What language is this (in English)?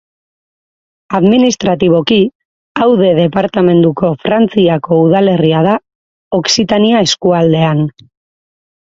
Basque